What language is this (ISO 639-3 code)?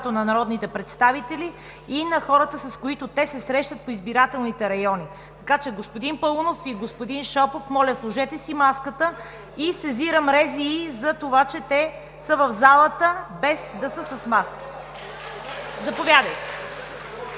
bul